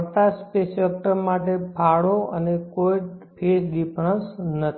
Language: Gujarati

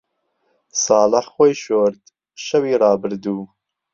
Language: Central Kurdish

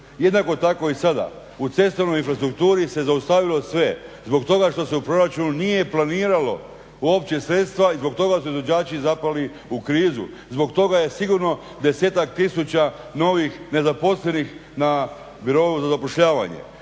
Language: Croatian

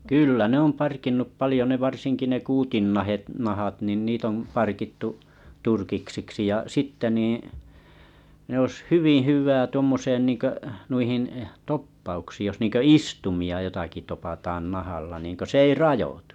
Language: Finnish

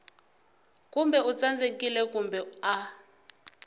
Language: Tsonga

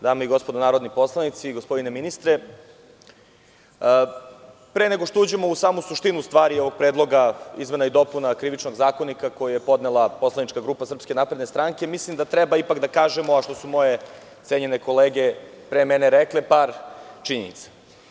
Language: Serbian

